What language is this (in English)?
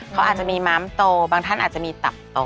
Thai